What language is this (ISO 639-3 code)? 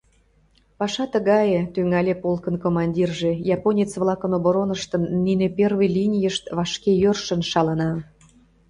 chm